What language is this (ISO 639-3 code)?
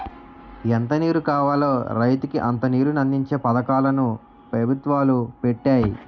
tel